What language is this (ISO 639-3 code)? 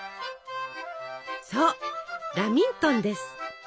jpn